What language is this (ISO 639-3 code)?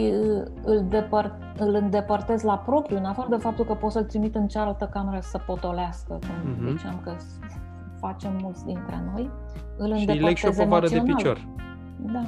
ron